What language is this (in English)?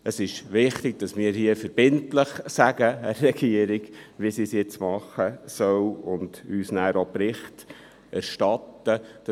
Swiss German